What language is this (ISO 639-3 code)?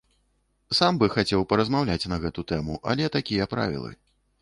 bel